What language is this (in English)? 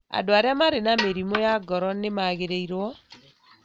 Kikuyu